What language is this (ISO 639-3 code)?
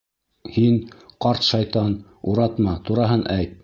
bak